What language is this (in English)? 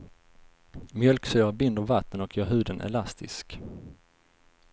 Swedish